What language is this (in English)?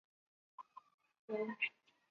Chinese